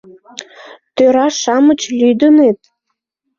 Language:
Mari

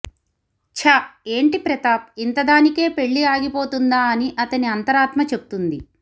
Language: Telugu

